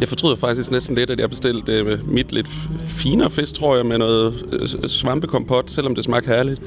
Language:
Danish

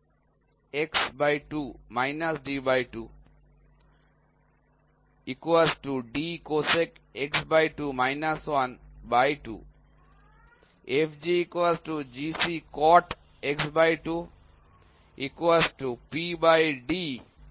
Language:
Bangla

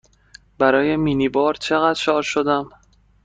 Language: Persian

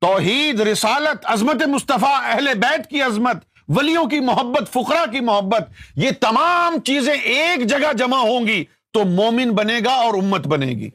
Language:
Urdu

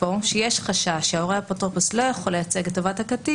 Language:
Hebrew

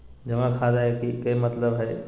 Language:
Magahi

